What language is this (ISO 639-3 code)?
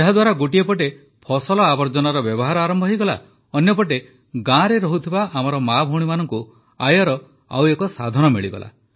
ori